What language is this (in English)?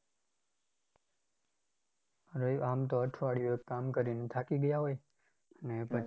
Gujarati